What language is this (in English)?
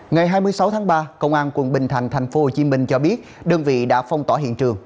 Vietnamese